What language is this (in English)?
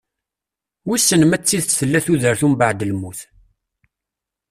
Kabyle